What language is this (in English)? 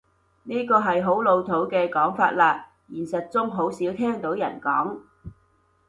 Cantonese